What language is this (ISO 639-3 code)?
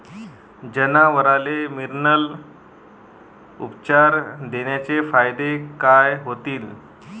mar